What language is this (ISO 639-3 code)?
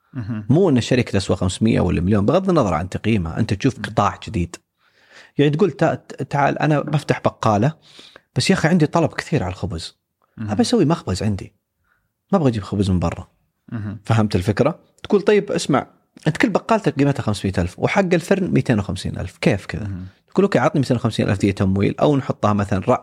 ara